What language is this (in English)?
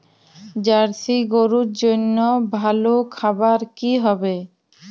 Bangla